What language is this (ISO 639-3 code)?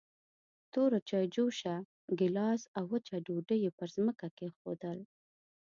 pus